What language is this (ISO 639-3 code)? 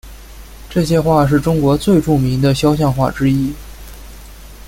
zho